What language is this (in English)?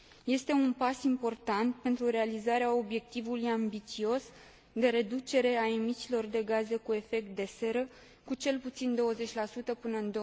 Romanian